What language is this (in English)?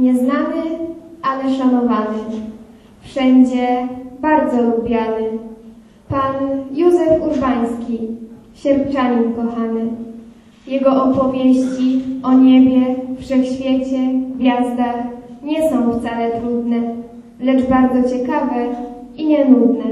Polish